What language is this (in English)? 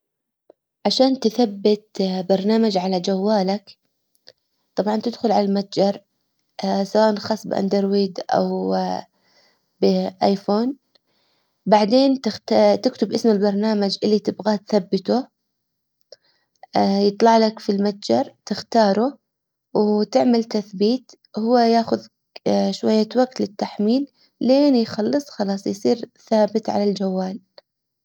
Hijazi Arabic